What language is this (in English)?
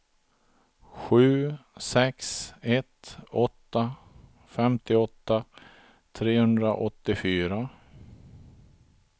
Swedish